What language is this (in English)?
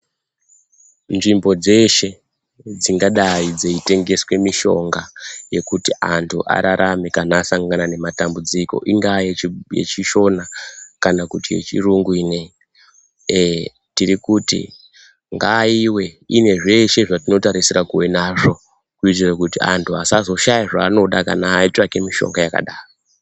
Ndau